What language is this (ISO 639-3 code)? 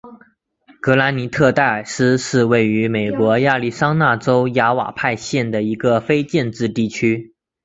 zho